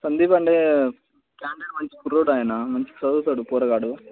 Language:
Telugu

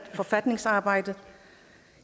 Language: Danish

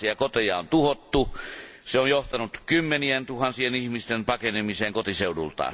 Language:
Finnish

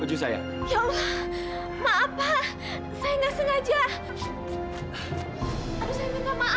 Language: Indonesian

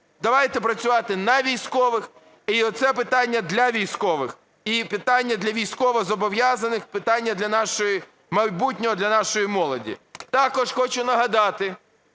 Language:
Ukrainian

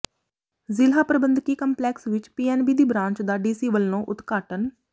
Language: Punjabi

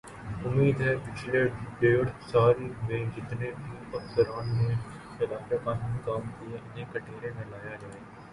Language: Urdu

